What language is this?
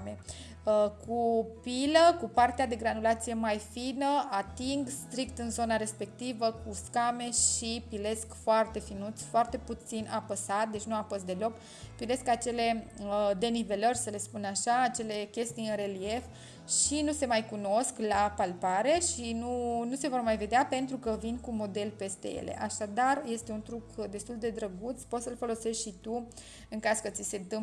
Romanian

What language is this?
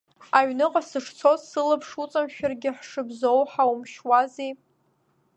Abkhazian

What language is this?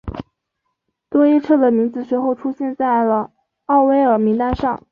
Chinese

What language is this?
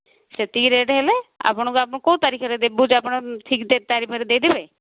Odia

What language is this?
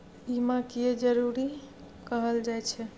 Maithili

